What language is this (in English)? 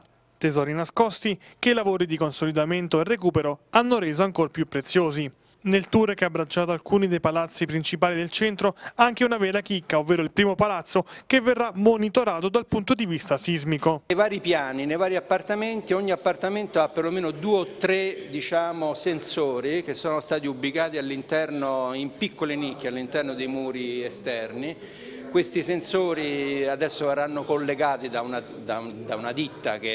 Italian